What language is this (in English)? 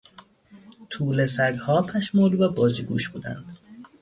Persian